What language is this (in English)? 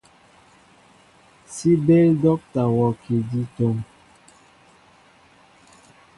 Mbo (Cameroon)